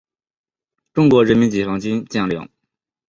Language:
Chinese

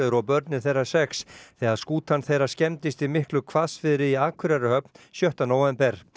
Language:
Icelandic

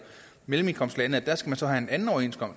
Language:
Danish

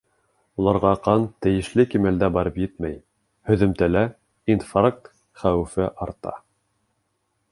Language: Bashkir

